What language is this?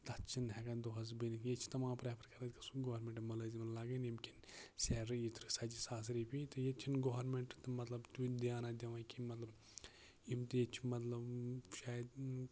Kashmiri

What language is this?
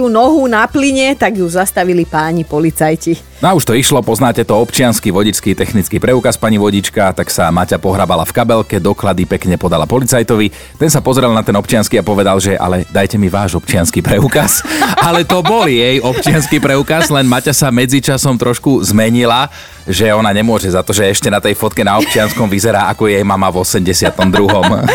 Slovak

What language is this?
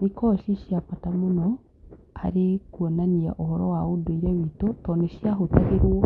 Kikuyu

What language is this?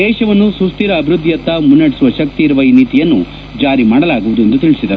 Kannada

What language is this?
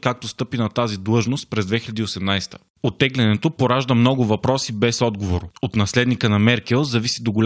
Bulgarian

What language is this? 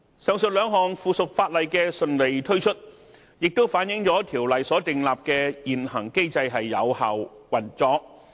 Cantonese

